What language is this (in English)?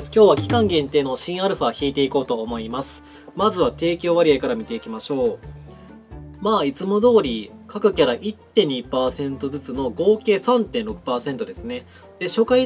Japanese